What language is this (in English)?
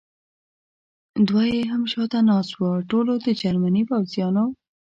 Pashto